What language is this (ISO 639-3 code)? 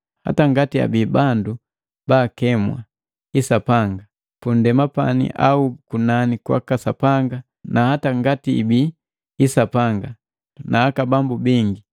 mgv